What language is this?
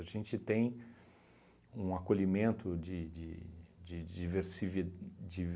Portuguese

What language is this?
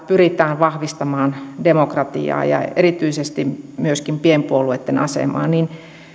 Finnish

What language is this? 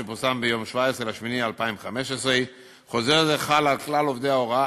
Hebrew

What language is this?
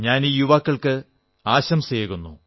Malayalam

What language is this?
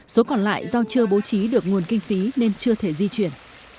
Vietnamese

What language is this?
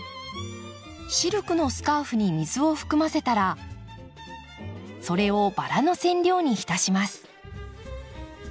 Japanese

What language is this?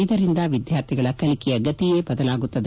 Kannada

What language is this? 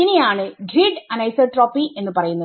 Malayalam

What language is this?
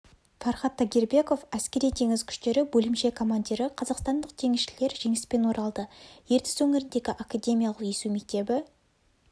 Kazakh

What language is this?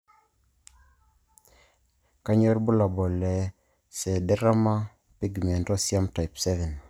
Masai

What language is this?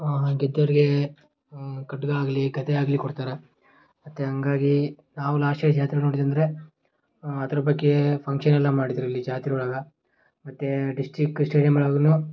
Kannada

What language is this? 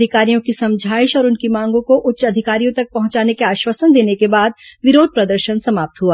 Hindi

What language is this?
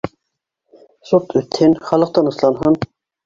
Bashkir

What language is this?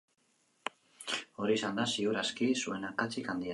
Basque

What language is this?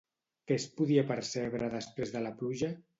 Catalan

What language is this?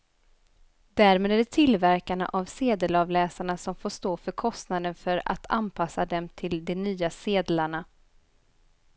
Swedish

